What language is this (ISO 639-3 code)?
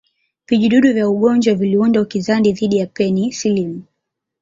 swa